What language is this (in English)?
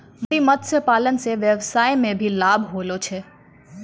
Maithili